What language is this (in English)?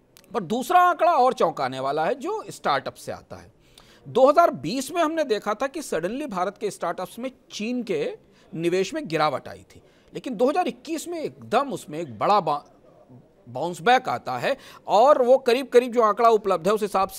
Hindi